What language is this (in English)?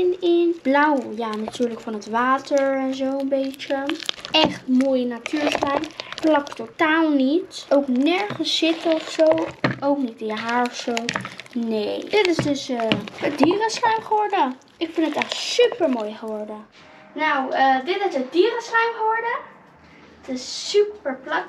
Dutch